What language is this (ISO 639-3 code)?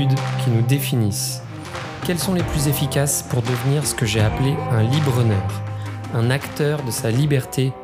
fra